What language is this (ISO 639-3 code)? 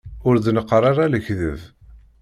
kab